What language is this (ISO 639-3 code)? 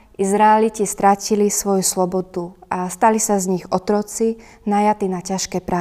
slk